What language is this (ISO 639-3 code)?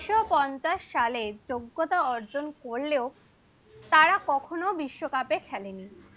ben